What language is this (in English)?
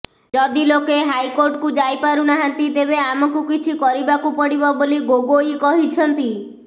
Odia